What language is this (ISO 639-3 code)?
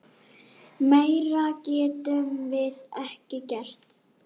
isl